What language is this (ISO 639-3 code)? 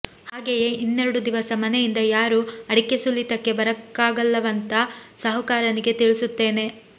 kan